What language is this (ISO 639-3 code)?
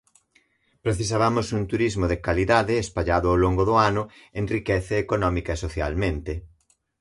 glg